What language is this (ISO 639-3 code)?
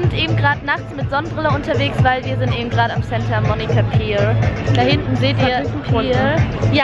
deu